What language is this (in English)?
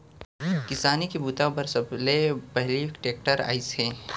Chhattisgarhi